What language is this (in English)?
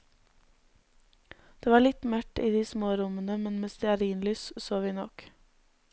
Norwegian